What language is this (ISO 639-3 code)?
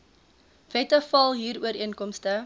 afr